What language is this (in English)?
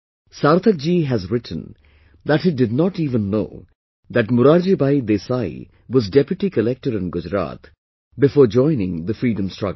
English